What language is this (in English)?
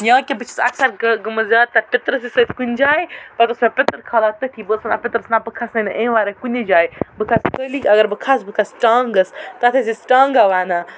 Kashmiri